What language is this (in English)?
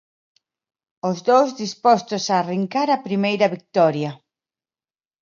Galician